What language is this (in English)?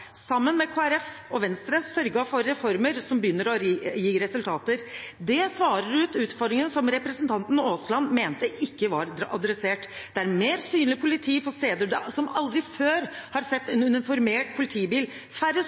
Norwegian Bokmål